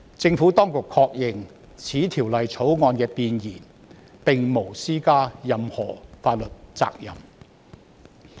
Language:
Cantonese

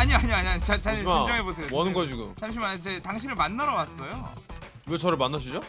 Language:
Korean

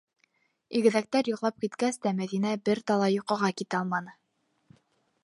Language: Bashkir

